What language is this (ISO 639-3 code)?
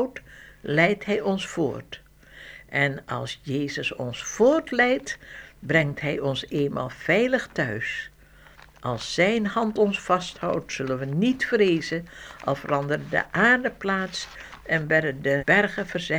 nld